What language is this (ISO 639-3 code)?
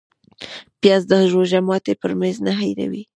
pus